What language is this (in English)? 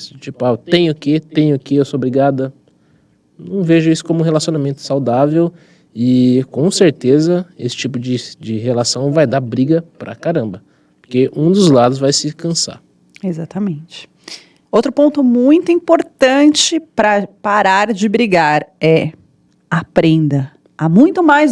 Portuguese